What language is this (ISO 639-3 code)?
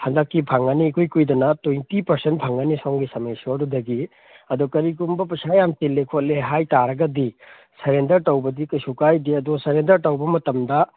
mni